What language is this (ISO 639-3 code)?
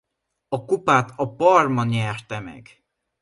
hun